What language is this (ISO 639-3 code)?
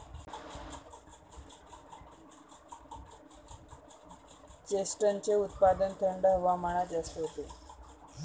mar